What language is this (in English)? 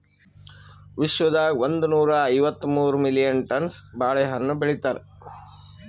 Kannada